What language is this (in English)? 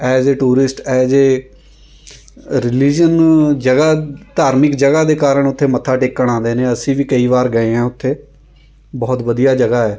Punjabi